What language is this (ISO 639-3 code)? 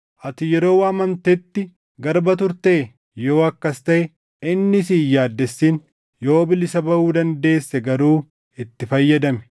orm